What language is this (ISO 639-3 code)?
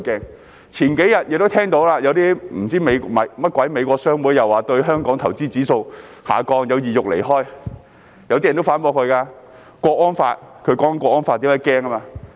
yue